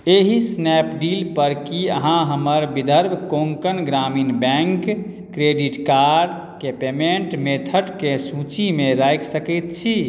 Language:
Maithili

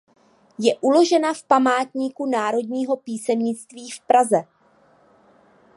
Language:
Czech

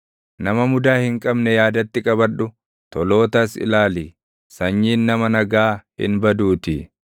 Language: Oromo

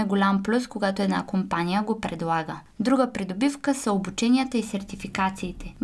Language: Bulgarian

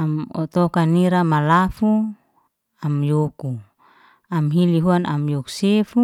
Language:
Liana-Seti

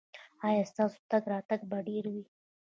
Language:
Pashto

